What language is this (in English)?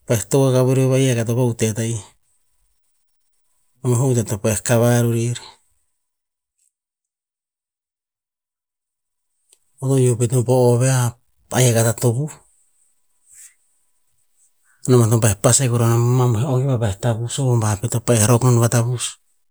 Tinputz